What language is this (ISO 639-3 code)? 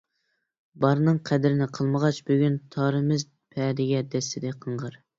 uig